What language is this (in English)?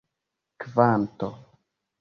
Esperanto